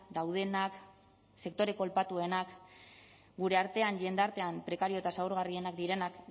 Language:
Basque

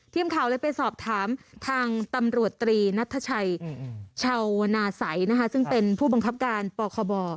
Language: Thai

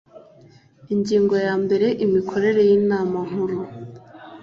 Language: Kinyarwanda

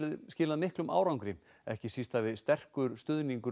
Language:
Icelandic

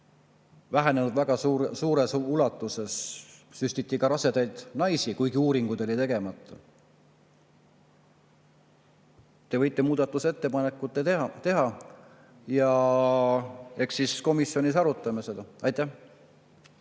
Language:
Estonian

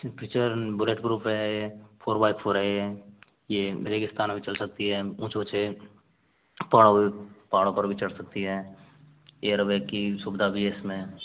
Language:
Hindi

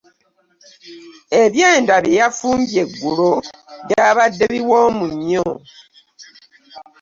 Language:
Ganda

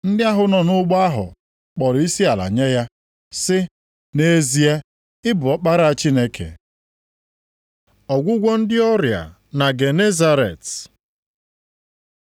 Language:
Igbo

